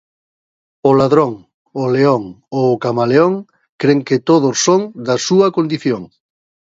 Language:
Galician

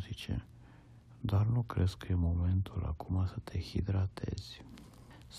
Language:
Romanian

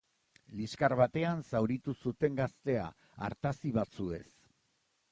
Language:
Basque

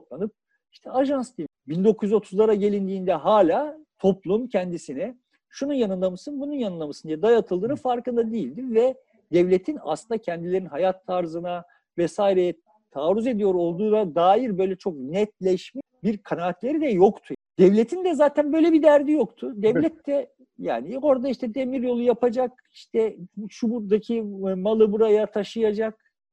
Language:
Turkish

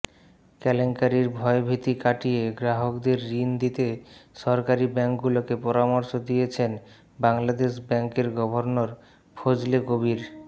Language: Bangla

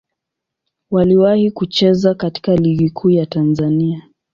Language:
Swahili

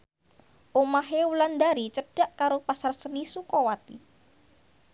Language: Javanese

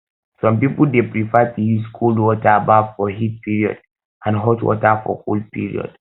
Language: Nigerian Pidgin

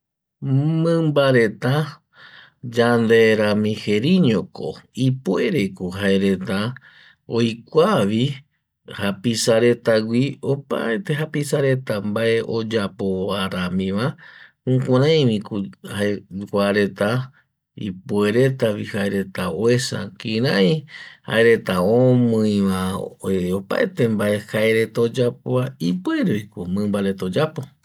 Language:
Eastern Bolivian Guaraní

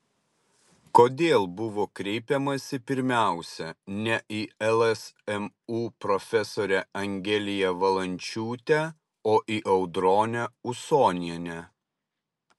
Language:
Lithuanian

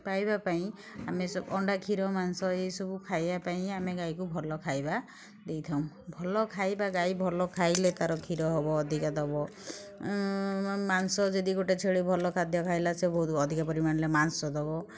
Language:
Odia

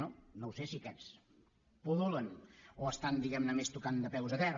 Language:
Catalan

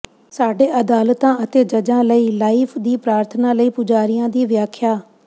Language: Punjabi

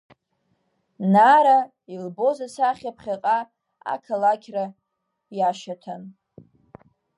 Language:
Abkhazian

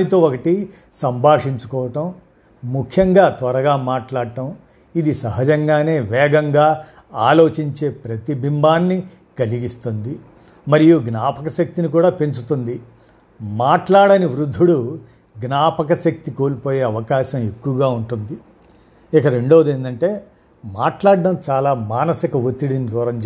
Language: Telugu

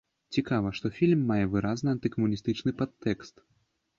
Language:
Belarusian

